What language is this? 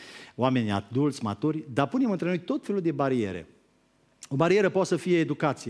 Romanian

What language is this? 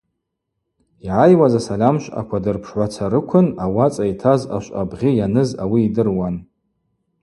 Abaza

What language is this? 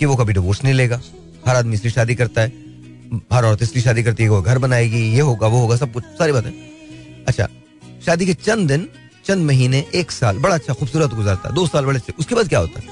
Hindi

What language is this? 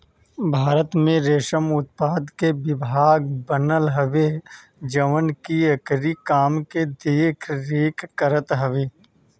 Bhojpuri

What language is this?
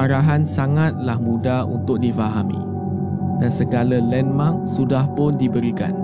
Malay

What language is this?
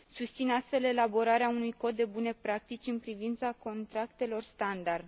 Romanian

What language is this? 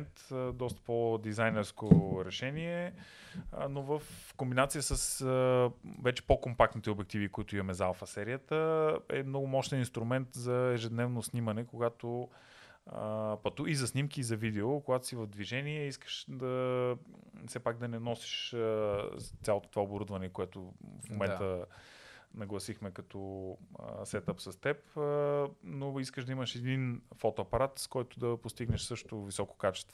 Bulgarian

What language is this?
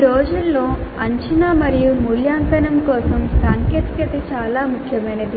Telugu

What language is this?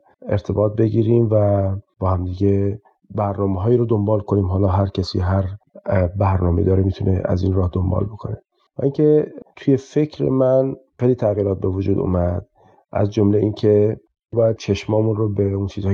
Persian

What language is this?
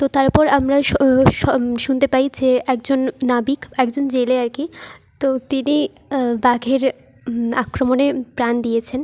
Bangla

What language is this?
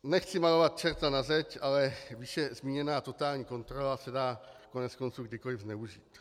Czech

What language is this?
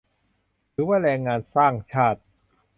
Thai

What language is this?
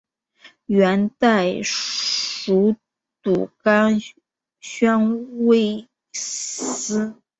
Chinese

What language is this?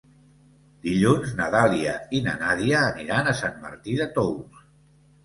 Catalan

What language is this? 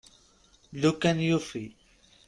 Kabyle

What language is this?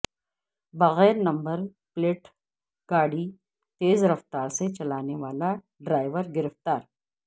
Urdu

